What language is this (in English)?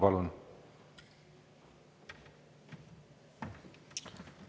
Estonian